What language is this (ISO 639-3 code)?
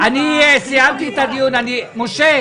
heb